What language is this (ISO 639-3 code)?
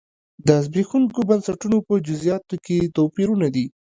pus